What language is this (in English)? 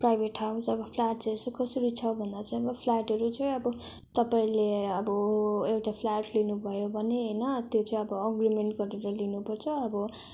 Nepali